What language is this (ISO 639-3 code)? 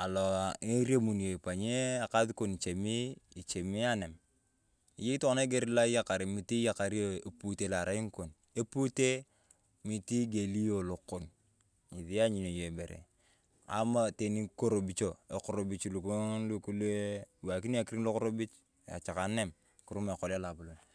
tuv